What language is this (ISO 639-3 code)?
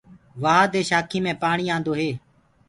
ggg